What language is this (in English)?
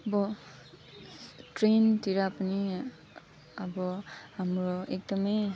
Nepali